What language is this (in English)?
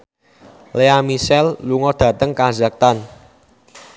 Javanese